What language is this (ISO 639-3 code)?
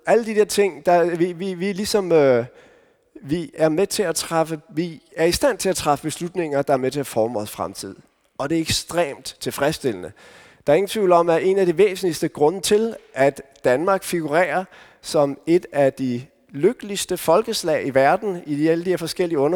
dan